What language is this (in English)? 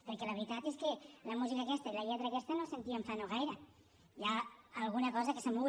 Catalan